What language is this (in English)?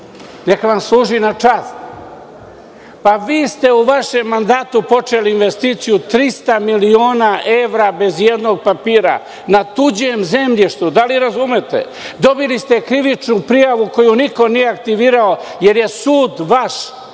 Serbian